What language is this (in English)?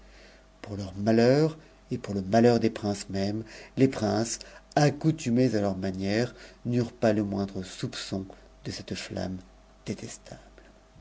French